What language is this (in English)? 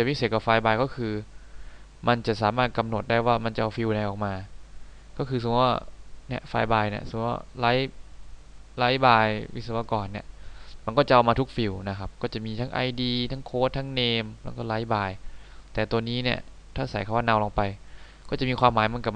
Thai